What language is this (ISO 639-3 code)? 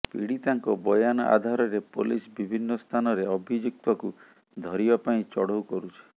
ori